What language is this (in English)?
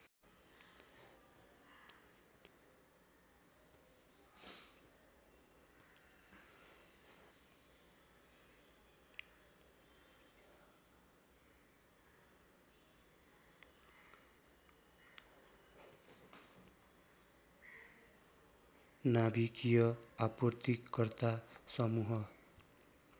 Nepali